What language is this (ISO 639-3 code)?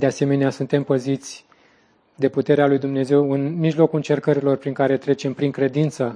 ron